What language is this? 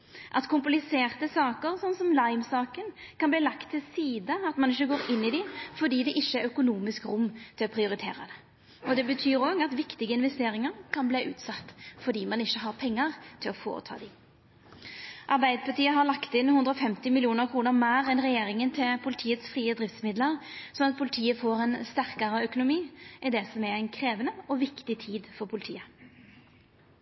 Norwegian Nynorsk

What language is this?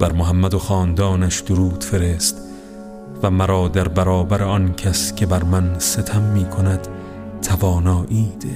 Persian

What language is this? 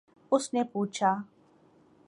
Urdu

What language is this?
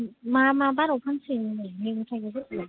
Bodo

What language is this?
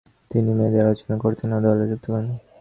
Bangla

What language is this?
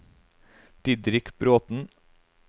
Norwegian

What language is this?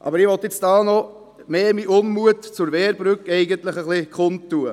Swiss German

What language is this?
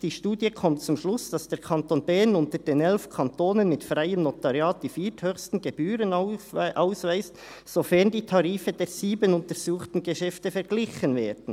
Swiss German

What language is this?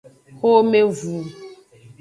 Aja (Benin)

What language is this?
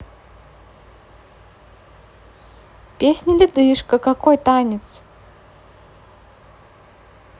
Russian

